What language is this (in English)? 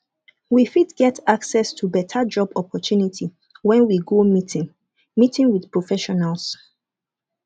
Nigerian Pidgin